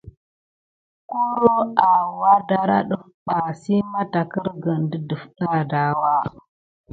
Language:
Gidar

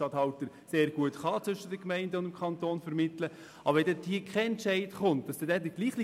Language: Swiss German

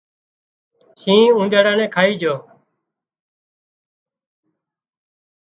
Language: Wadiyara Koli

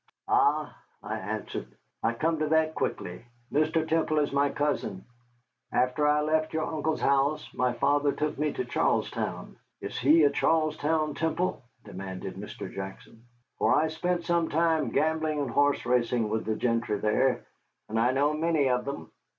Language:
English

